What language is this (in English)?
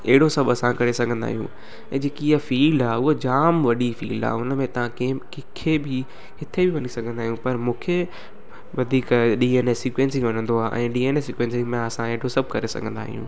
Sindhi